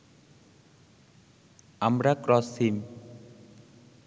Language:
Bangla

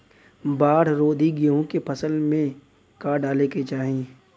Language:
Bhojpuri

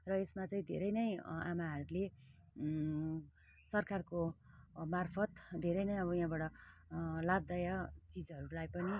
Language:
Nepali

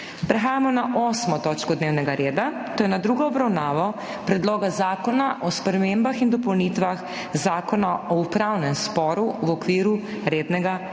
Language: Slovenian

